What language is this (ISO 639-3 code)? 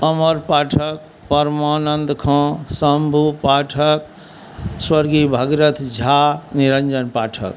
mai